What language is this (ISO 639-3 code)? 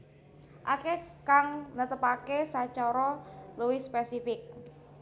jav